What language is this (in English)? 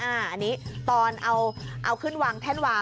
Thai